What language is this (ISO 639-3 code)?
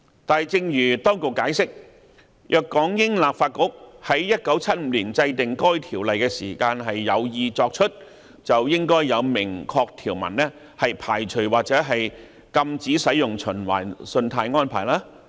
yue